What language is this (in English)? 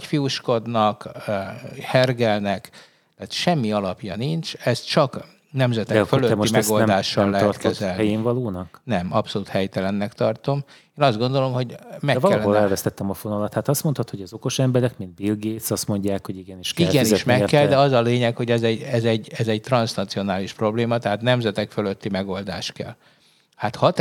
Hungarian